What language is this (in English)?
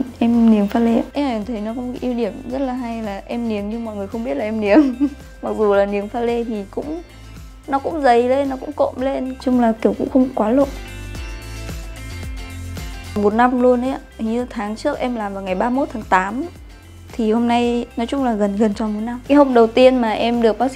Vietnamese